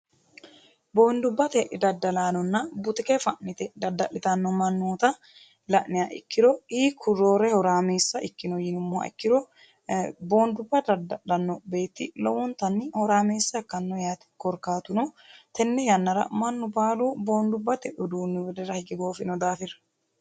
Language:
Sidamo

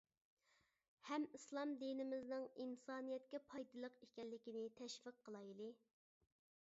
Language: Uyghur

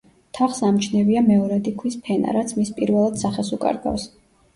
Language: Georgian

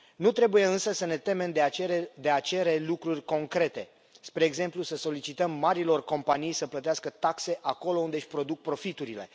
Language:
Romanian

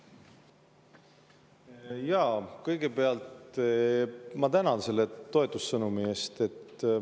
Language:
Estonian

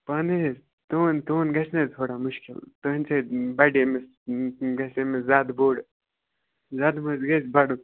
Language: Kashmiri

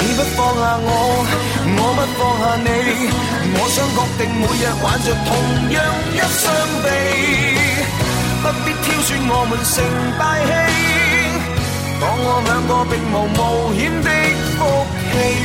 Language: Chinese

